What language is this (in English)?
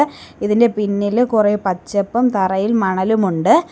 Malayalam